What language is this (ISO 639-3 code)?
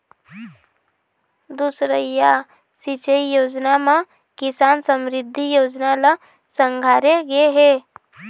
hne